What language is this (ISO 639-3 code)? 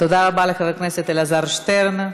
heb